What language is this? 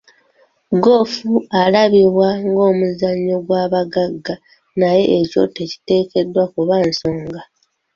Ganda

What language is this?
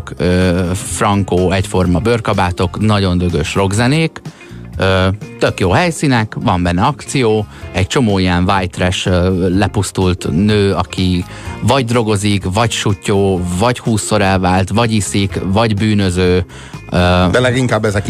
Hungarian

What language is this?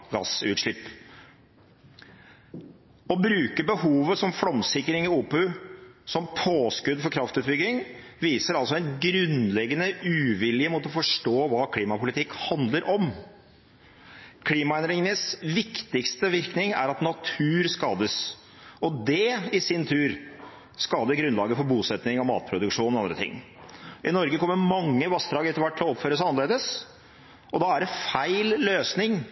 Norwegian Bokmål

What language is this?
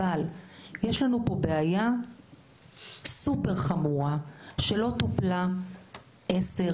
Hebrew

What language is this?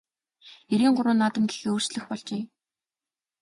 Mongolian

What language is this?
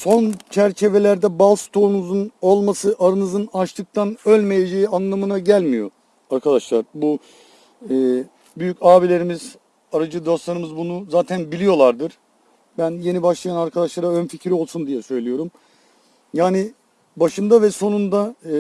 Turkish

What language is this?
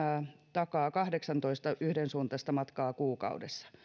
Finnish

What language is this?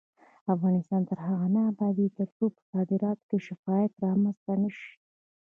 Pashto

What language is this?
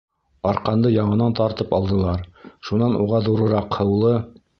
Bashkir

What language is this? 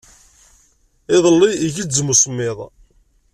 Kabyle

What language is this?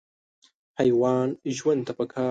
Pashto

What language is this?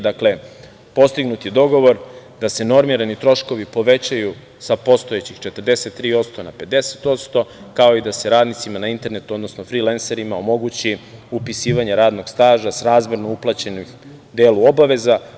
Serbian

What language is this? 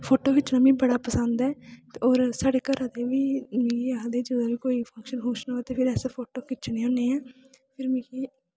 Dogri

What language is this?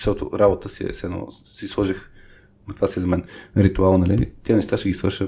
Bulgarian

